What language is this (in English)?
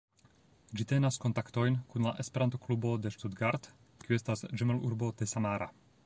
Esperanto